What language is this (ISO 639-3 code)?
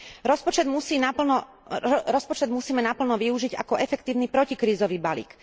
slk